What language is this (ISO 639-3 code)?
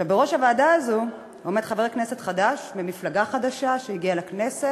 heb